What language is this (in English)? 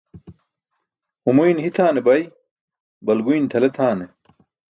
Burushaski